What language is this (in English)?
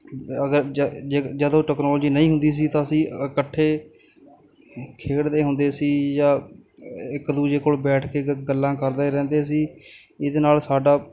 Punjabi